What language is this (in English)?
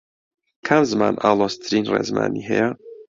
Central Kurdish